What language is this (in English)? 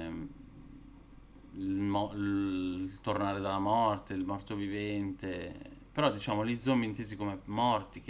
Italian